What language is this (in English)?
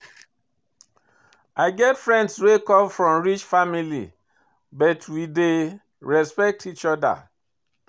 Nigerian Pidgin